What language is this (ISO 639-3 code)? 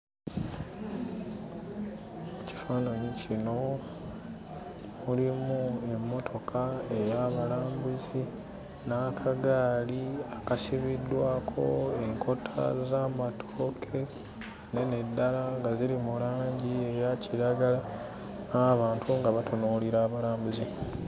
lug